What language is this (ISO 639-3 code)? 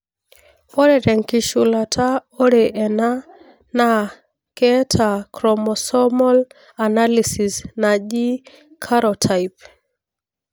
mas